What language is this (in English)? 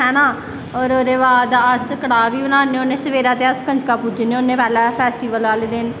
Dogri